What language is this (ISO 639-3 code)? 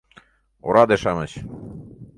chm